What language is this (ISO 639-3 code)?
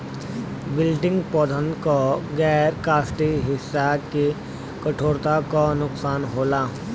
bho